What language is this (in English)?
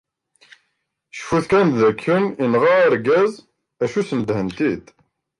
Kabyle